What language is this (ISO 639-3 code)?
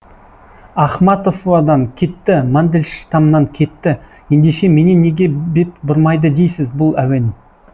kaz